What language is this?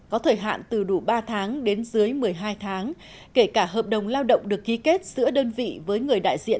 Vietnamese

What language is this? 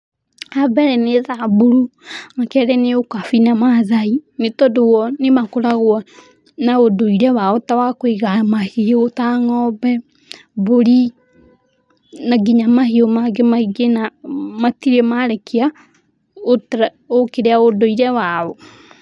Kikuyu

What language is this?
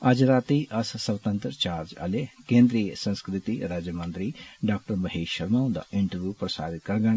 Dogri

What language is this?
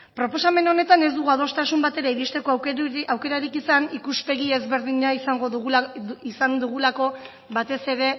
Basque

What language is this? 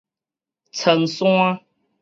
Min Nan Chinese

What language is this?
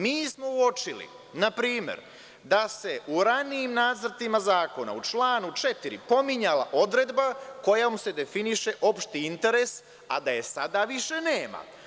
Serbian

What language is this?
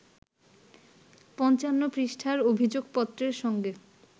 Bangla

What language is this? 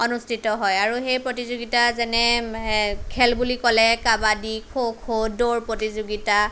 Assamese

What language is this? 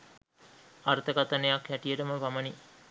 Sinhala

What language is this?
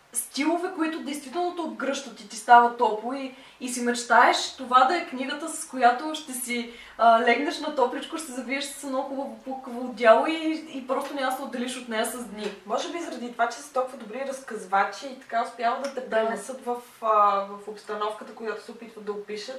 Bulgarian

